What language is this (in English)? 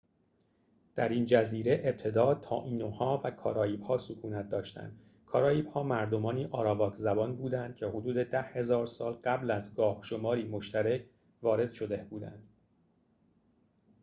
Persian